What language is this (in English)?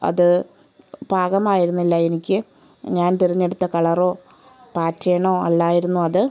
Malayalam